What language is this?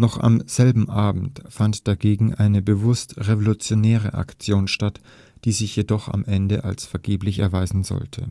German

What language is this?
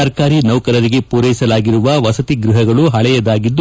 Kannada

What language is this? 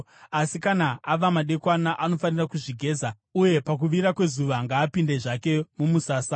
Shona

